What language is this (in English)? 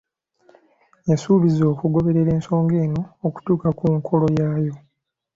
Ganda